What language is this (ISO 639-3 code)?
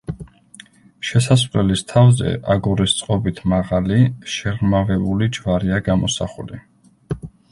kat